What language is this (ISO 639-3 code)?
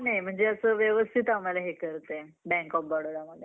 mar